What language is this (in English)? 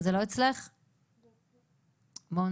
Hebrew